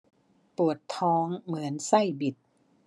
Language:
Thai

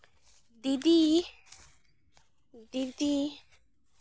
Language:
Santali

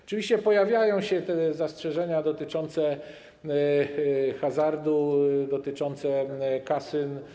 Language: Polish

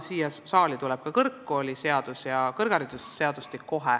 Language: Estonian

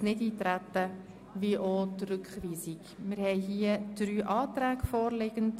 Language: Swiss German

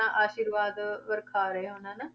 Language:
Punjabi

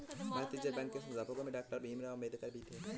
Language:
Hindi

